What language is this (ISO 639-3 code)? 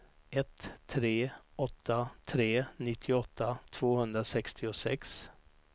swe